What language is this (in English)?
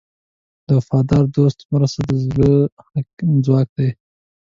Pashto